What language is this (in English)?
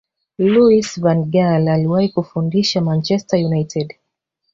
Swahili